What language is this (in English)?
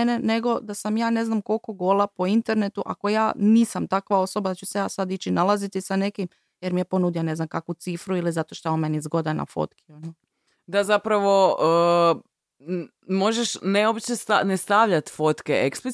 Croatian